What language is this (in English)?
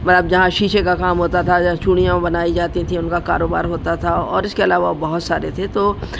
Urdu